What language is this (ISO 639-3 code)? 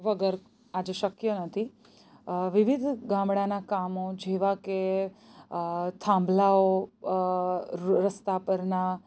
guj